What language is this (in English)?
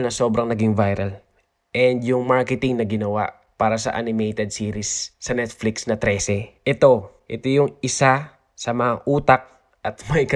Filipino